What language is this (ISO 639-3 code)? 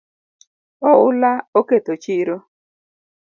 luo